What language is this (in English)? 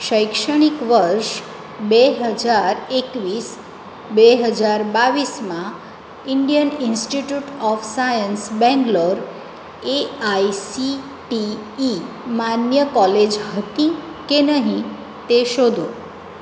Gujarati